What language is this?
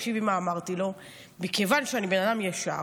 Hebrew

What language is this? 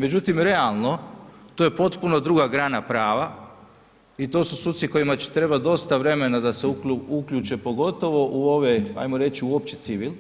Croatian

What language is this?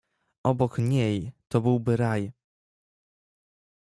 Polish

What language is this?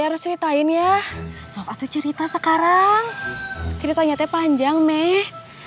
Indonesian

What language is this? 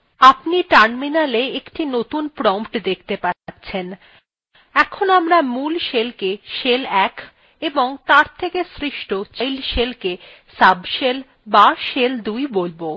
Bangla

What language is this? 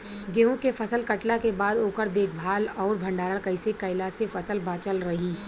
Bhojpuri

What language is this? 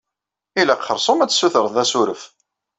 Kabyle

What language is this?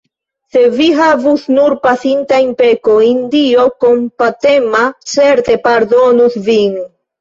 Esperanto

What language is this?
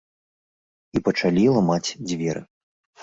Belarusian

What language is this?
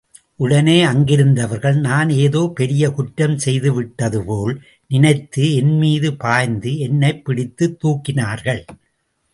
Tamil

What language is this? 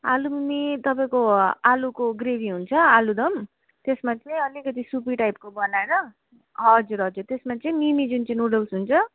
Nepali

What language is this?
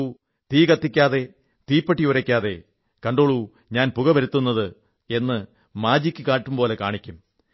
Malayalam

